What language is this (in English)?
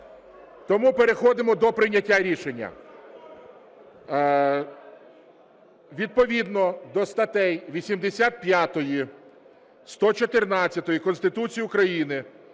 Ukrainian